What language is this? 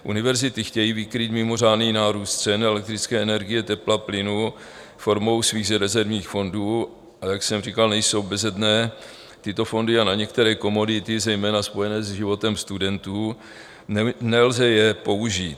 Czech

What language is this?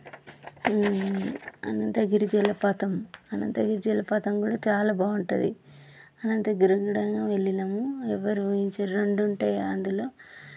Telugu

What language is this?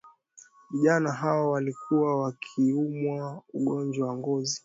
Swahili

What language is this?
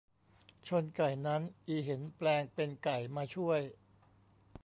Thai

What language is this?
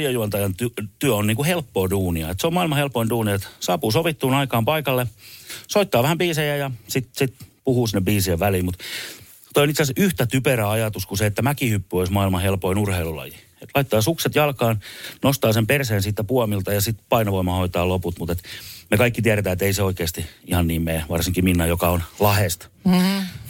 Finnish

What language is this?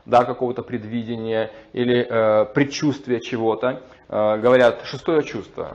Russian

